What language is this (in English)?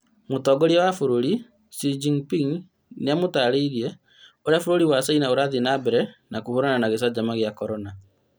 Kikuyu